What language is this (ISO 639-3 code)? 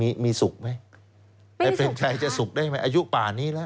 tha